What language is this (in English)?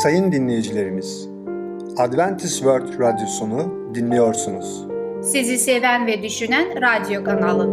Turkish